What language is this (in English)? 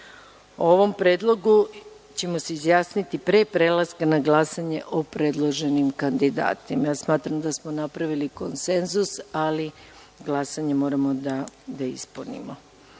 Serbian